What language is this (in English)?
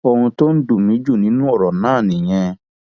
Yoruba